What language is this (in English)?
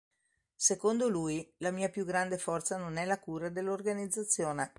Italian